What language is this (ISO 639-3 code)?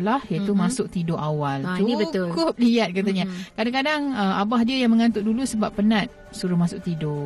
msa